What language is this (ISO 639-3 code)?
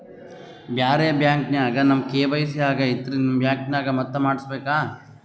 kan